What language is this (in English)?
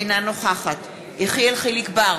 Hebrew